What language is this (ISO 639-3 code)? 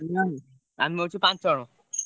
ori